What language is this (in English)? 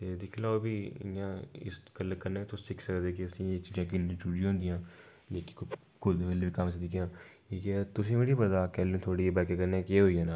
Dogri